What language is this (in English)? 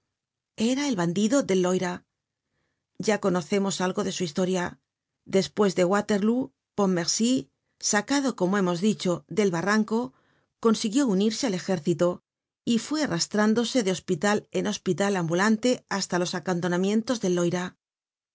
Spanish